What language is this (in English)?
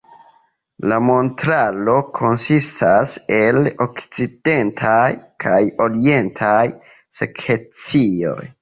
Esperanto